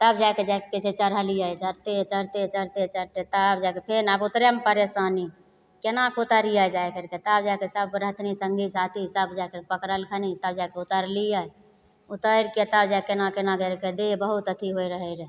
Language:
Maithili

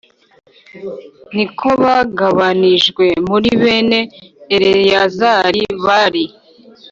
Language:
Kinyarwanda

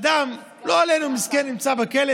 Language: Hebrew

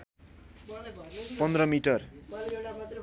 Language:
Nepali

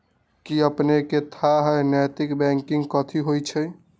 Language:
Magahi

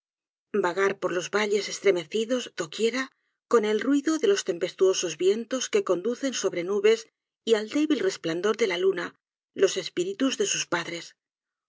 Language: Spanish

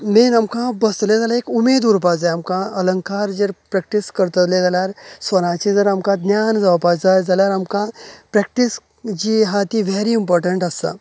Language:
Konkani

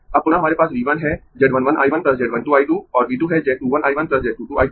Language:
Hindi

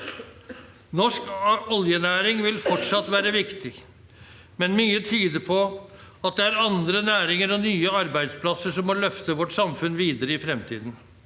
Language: Norwegian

